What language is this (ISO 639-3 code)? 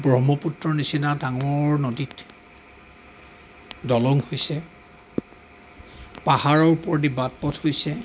asm